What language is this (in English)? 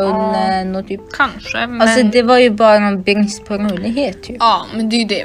Swedish